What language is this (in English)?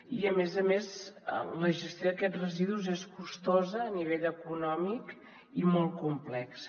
Catalan